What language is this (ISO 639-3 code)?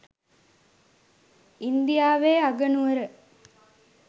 sin